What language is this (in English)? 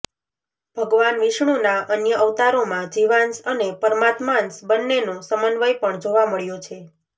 Gujarati